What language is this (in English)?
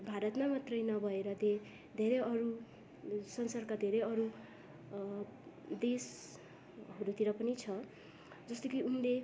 Nepali